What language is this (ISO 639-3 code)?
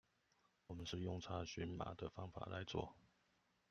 zho